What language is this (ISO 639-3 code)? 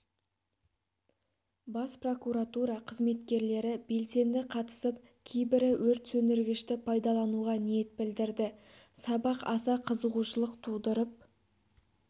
kaz